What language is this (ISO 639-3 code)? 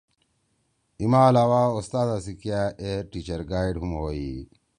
trw